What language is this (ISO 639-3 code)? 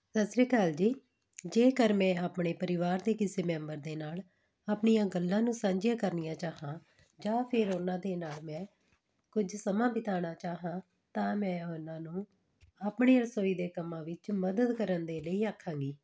pan